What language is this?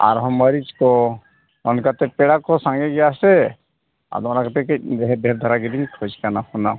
Santali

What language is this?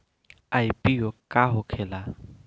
Bhojpuri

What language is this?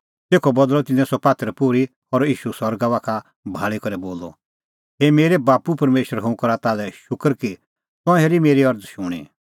Kullu Pahari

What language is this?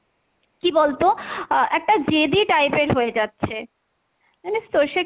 Bangla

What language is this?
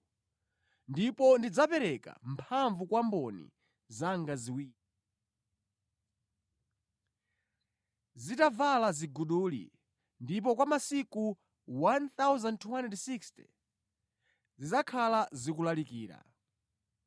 Nyanja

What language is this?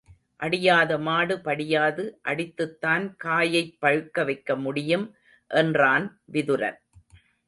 Tamil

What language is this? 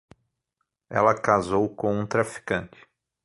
Portuguese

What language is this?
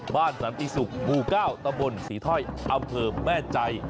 Thai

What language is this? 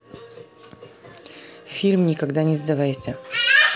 Russian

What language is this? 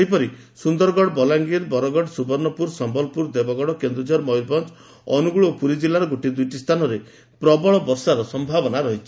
Odia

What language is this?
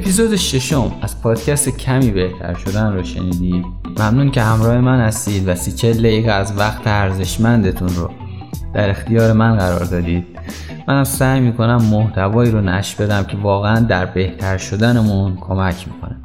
Persian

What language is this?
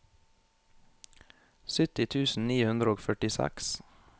Norwegian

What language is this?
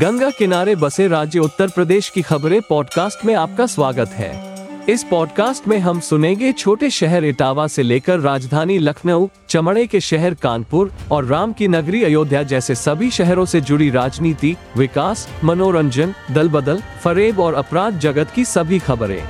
Hindi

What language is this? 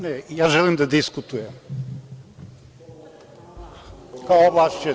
Serbian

